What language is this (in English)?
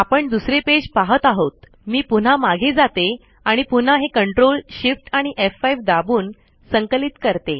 Marathi